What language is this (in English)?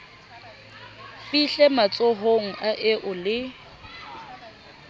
Southern Sotho